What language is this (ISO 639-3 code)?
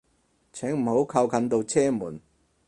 yue